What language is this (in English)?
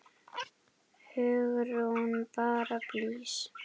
Icelandic